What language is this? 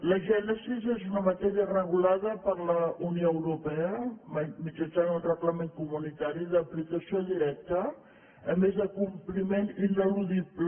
Catalan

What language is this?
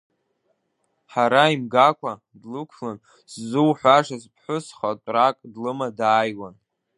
Abkhazian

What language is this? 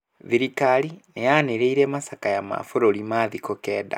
Kikuyu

